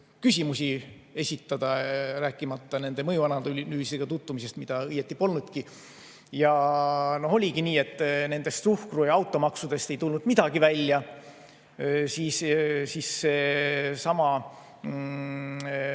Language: Estonian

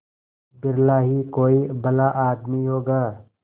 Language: Hindi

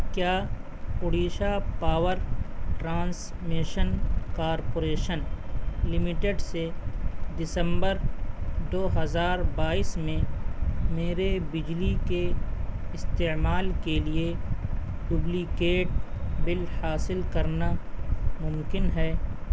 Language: Urdu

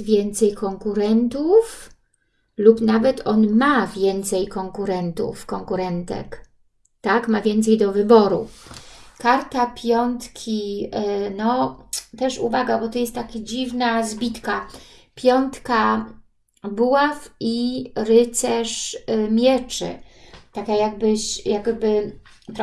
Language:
Polish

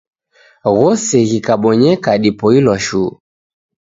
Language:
Taita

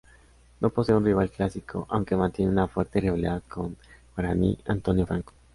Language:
Spanish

